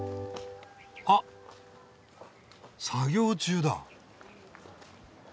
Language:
Japanese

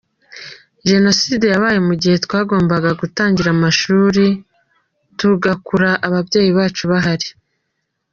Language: Kinyarwanda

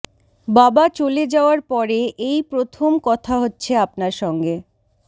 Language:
Bangla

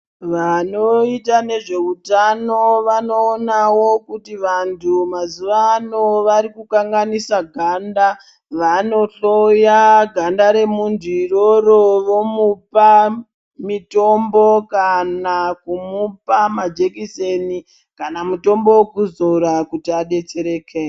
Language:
Ndau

